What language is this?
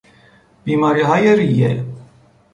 Persian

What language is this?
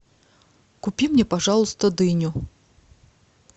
Russian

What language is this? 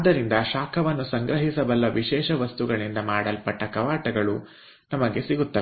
Kannada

